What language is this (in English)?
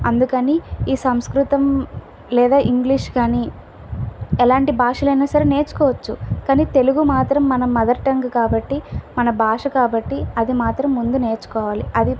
Telugu